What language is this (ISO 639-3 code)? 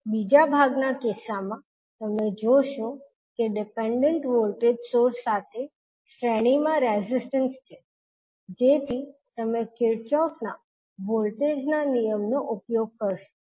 guj